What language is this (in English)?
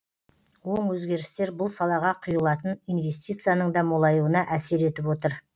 Kazakh